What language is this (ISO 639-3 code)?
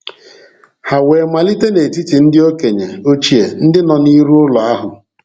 ibo